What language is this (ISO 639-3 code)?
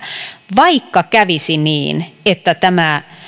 fin